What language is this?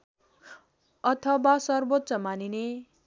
Nepali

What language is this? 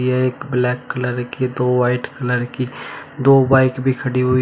Hindi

